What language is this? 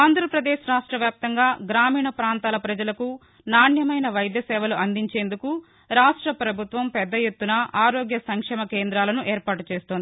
Telugu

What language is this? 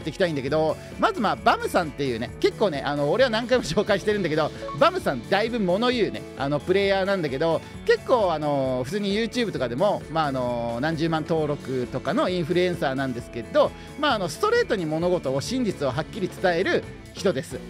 Japanese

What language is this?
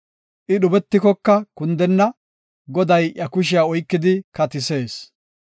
Gofa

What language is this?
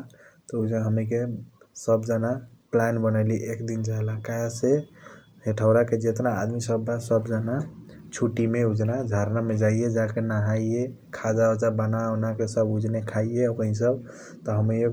Kochila Tharu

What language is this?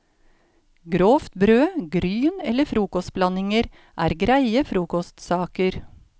Norwegian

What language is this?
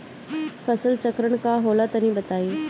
Bhojpuri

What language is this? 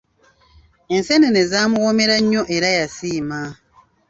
Ganda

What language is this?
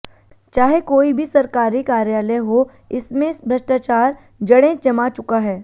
Hindi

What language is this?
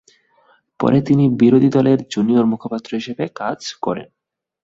Bangla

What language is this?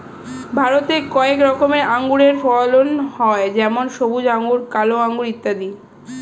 Bangla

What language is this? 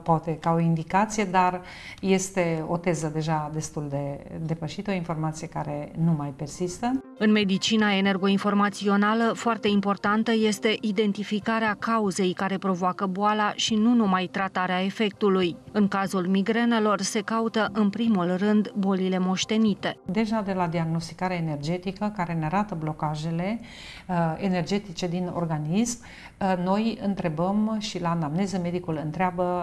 Romanian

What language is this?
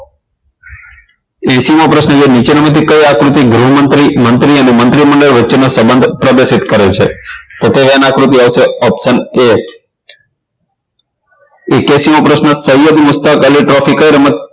Gujarati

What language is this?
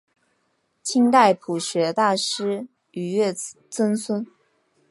Chinese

